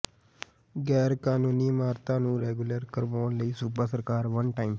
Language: Punjabi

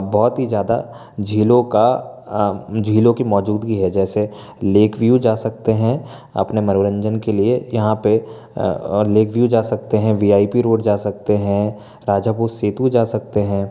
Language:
Hindi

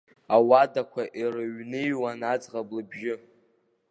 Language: Abkhazian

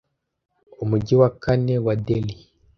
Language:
Kinyarwanda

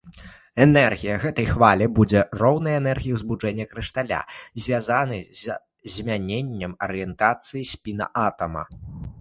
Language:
Belarusian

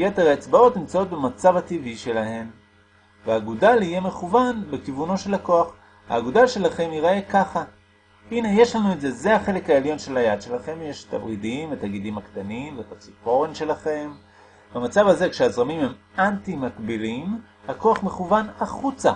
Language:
Hebrew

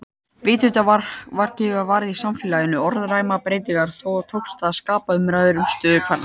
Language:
Icelandic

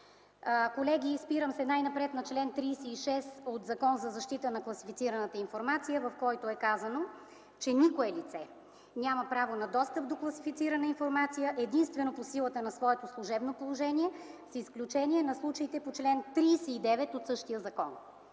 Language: Bulgarian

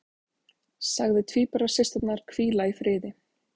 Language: Icelandic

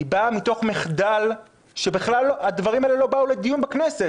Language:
Hebrew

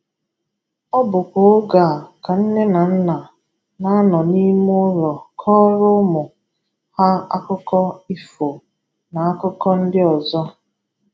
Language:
Igbo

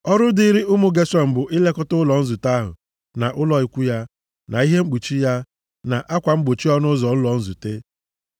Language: Igbo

